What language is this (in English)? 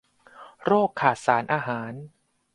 Thai